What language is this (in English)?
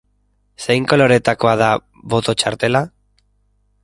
Basque